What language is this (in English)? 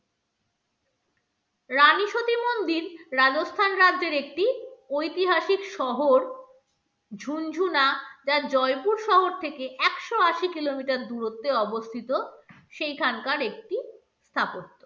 Bangla